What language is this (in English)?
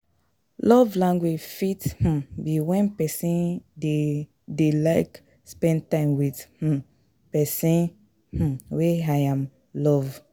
Nigerian Pidgin